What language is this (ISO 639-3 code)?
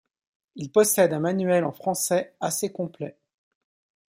fra